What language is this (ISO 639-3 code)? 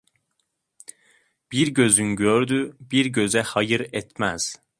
tur